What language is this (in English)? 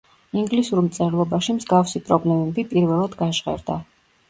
Georgian